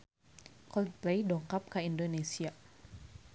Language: Sundanese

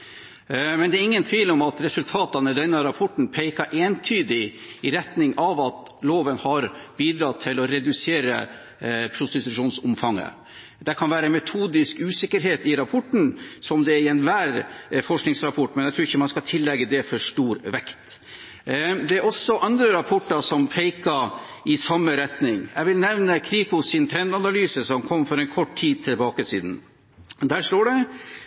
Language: Norwegian Bokmål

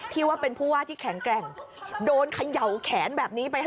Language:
Thai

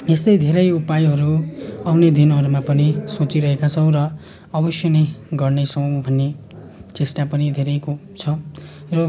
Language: Nepali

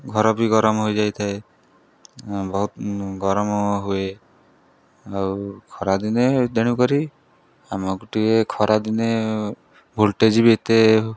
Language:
Odia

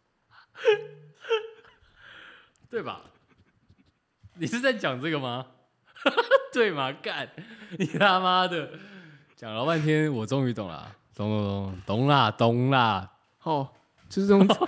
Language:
Chinese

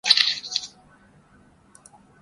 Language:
Urdu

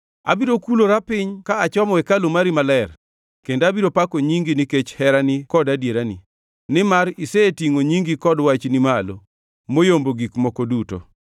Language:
Luo (Kenya and Tanzania)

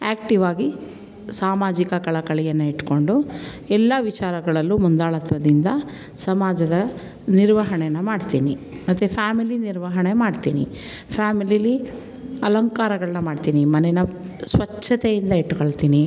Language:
Kannada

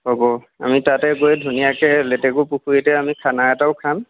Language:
Assamese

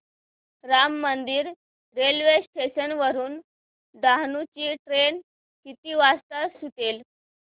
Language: Marathi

